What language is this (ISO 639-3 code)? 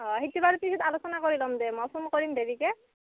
asm